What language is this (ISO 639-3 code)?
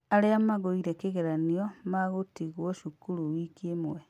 kik